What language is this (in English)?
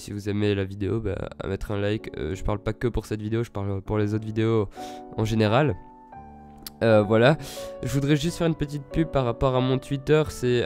French